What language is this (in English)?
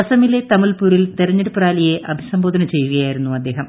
Malayalam